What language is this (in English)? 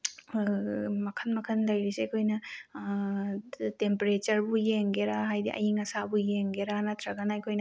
Manipuri